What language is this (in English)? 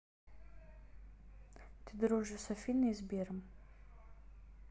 Russian